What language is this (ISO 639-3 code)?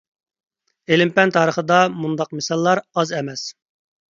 uig